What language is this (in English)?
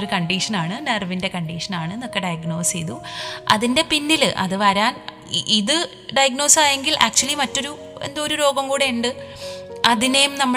Malayalam